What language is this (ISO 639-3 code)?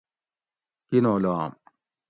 gwc